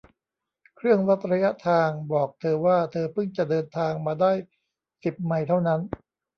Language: Thai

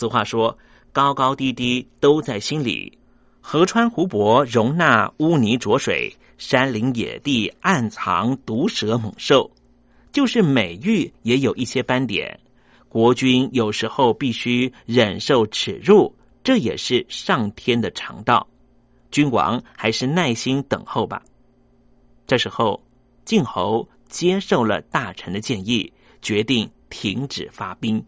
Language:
Chinese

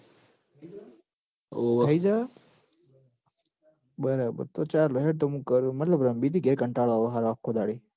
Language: Gujarati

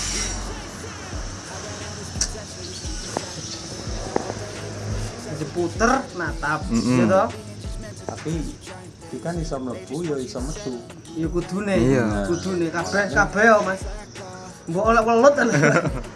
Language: Indonesian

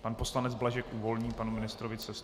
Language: Czech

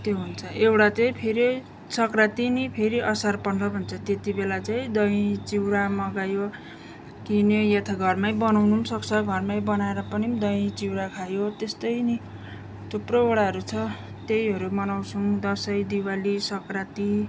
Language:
Nepali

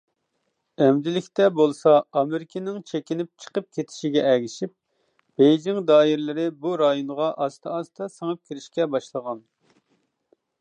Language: Uyghur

